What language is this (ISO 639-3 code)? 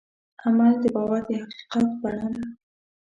pus